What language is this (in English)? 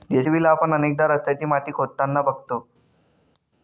Marathi